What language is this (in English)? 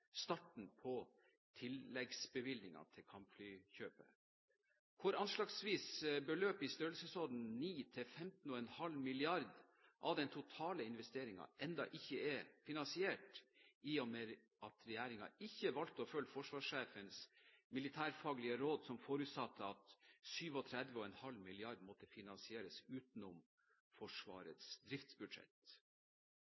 Norwegian Bokmål